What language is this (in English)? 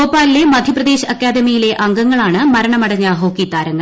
Malayalam